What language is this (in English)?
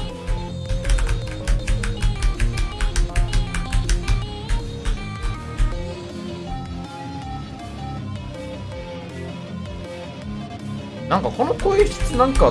Japanese